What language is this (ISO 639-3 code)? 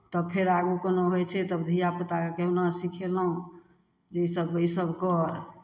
mai